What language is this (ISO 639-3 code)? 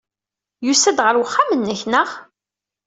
kab